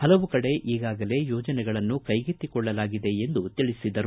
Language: Kannada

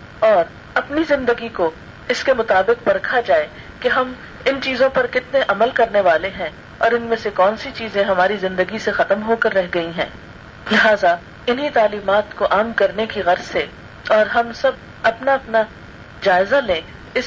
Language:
Urdu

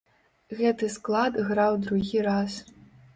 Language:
Belarusian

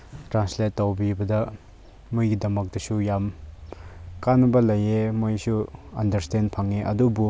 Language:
Manipuri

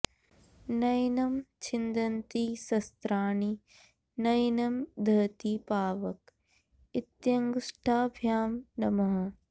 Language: Sanskrit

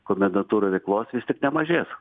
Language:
Lithuanian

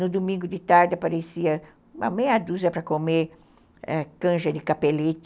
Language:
Portuguese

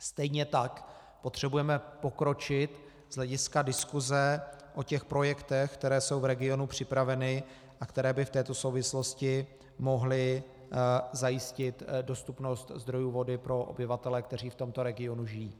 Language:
Czech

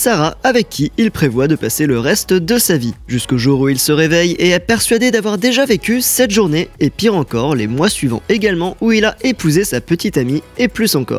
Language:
French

